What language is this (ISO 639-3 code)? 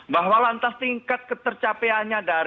ind